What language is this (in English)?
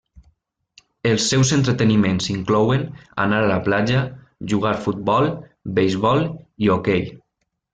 Catalan